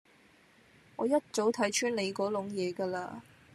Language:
Cantonese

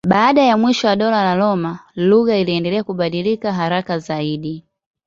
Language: Swahili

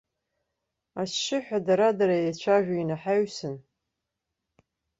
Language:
Abkhazian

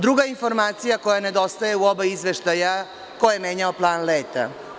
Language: Serbian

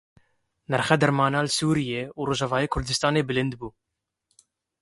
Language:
Kurdish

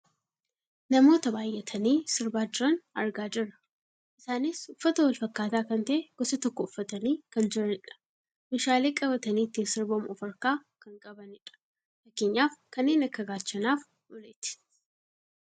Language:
Oromo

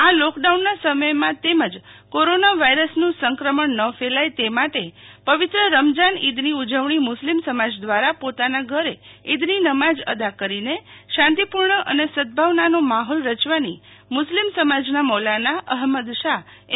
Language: Gujarati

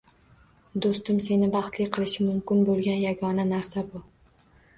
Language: Uzbek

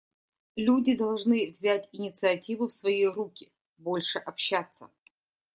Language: Russian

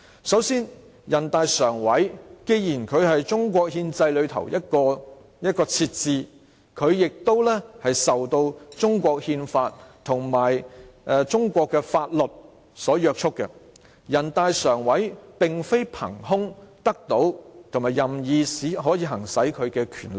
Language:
Cantonese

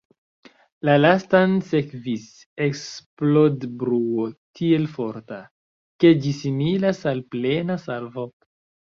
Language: Esperanto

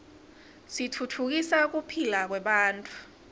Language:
Swati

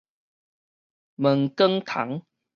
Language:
Min Nan Chinese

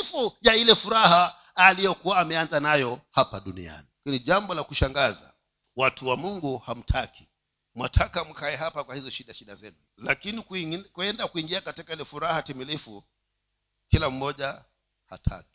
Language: Swahili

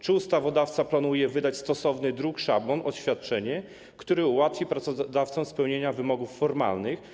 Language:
Polish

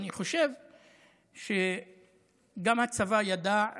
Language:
Hebrew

